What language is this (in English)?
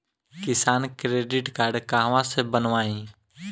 Bhojpuri